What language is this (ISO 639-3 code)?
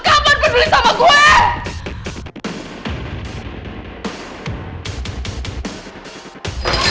ind